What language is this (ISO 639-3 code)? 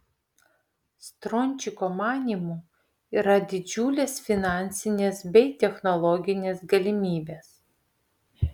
lit